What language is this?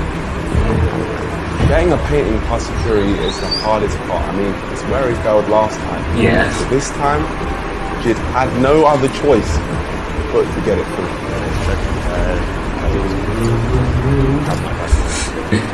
English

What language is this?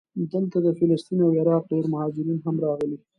Pashto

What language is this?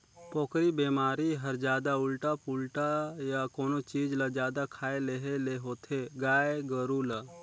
Chhattisgarhi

